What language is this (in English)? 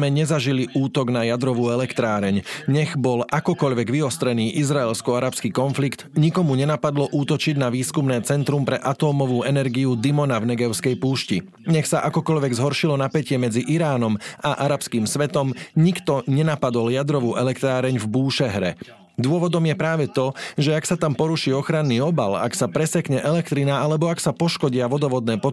Slovak